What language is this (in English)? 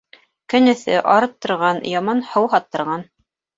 Bashkir